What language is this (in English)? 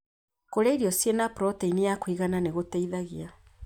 Kikuyu